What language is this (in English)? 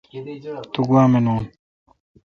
Kalkoti